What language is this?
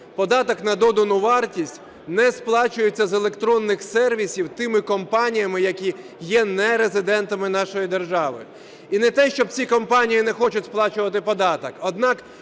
Ukrainian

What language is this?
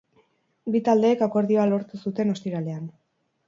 Basque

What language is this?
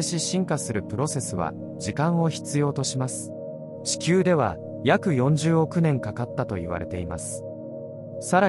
Japanese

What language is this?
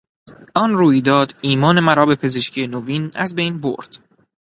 Persian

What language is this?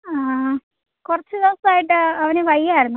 Malayalam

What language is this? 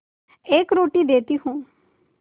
Hindi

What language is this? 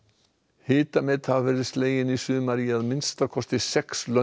Icelandic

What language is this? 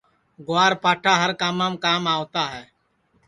Sansi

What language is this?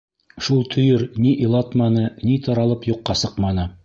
Bashkir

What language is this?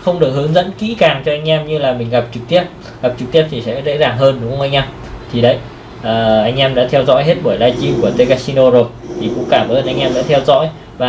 Vietnamese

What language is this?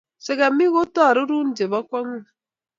Kalenjin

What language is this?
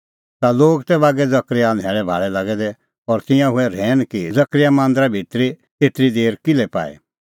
Kullu Pahari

